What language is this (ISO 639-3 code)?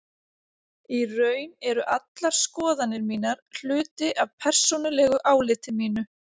isl